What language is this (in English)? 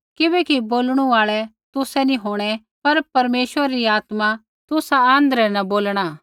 Kullu Pahari